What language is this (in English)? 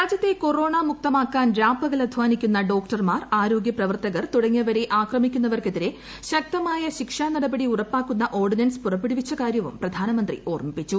Malayalam